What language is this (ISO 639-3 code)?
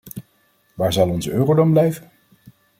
nld